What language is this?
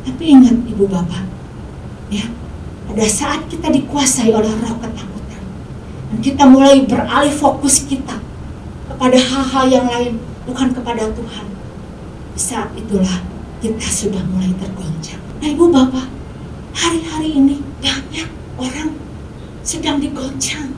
Indonesian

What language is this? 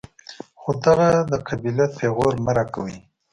Pashto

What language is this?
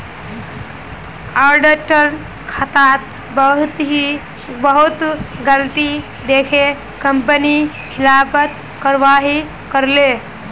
Magahi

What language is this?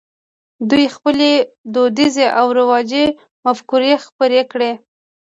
Pashto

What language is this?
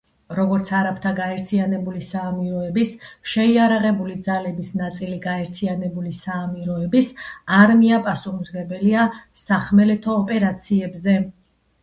Georgian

